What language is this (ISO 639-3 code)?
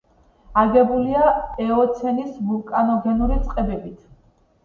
kat